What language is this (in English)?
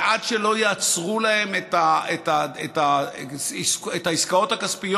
Hebrew